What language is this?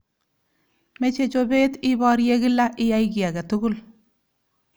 Kalenjin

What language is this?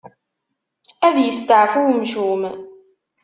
Kabyle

